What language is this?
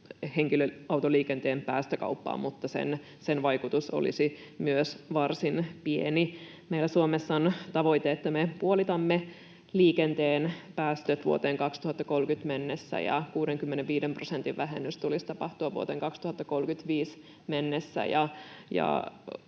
Finnish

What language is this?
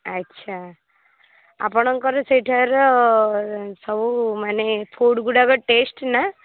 Odia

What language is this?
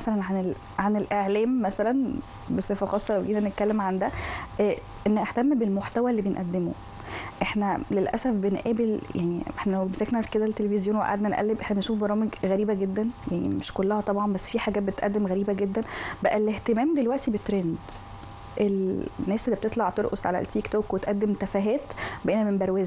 Arabic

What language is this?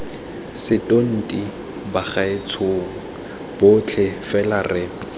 Tswana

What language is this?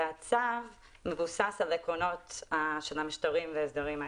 Hebrew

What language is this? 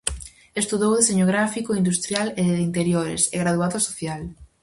Galician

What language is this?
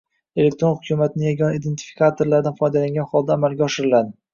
Uzbek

